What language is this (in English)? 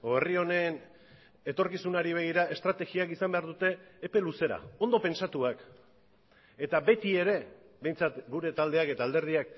Basque